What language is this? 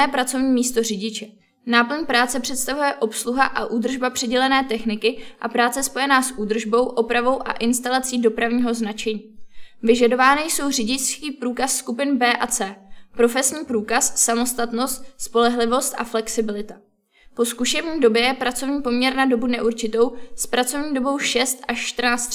Czech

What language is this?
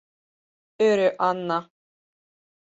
Mari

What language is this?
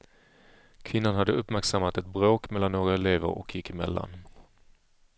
Swedish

